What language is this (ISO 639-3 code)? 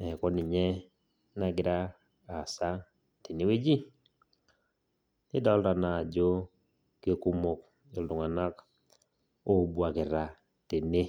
mas